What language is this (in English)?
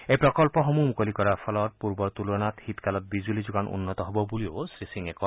Assamese